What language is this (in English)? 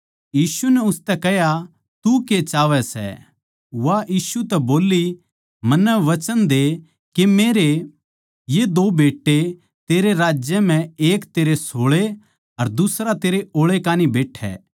Haryanvi